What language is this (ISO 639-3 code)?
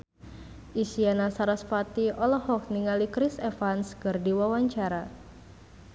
sun